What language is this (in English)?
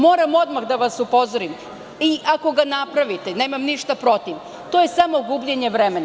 Serbian